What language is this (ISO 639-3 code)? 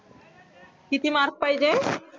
mar